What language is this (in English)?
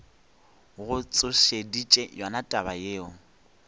Northern Sotho